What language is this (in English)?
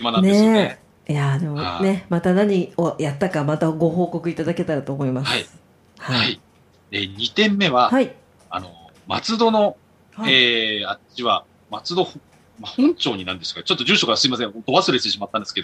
Japanese